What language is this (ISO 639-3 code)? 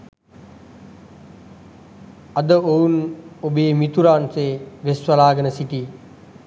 sin